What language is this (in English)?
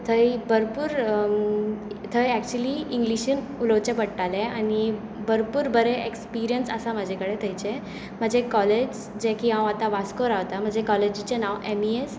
Konkani